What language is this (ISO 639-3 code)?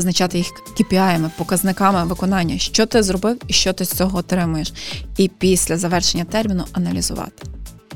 ukr